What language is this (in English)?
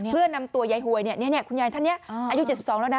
Thai